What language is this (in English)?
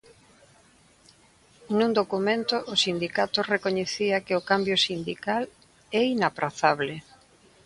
Galician